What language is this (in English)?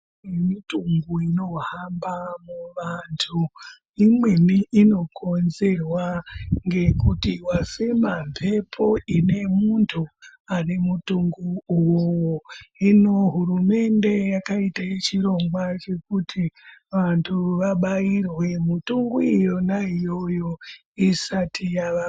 Ndau